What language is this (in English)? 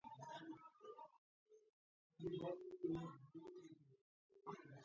Georgian